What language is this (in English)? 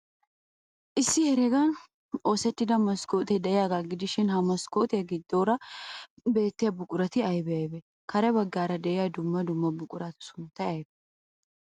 Wolaytta